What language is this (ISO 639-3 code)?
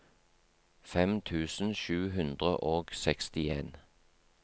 nor